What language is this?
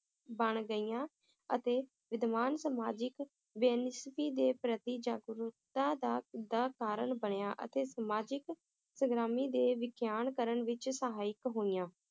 Punjabi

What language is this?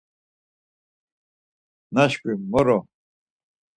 Laz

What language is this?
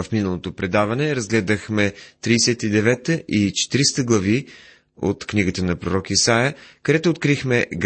Bulgarian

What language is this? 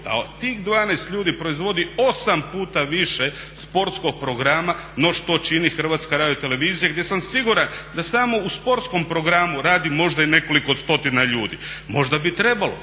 Croatian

